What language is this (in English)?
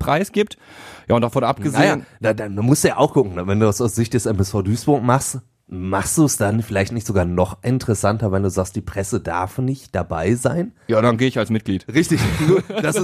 German